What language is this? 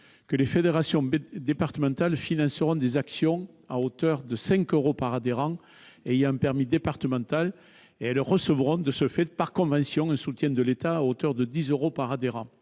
French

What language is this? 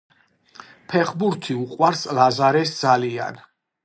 Georgian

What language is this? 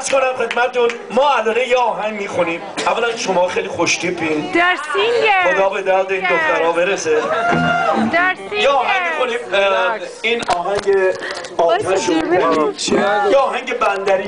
Persian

